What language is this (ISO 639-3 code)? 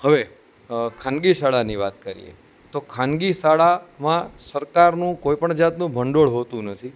guj